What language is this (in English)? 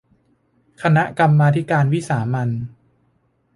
Thai